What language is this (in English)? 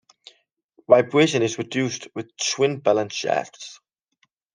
English